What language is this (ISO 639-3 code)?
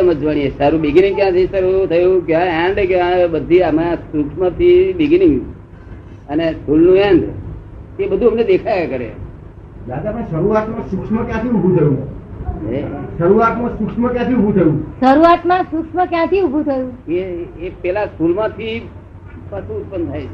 guj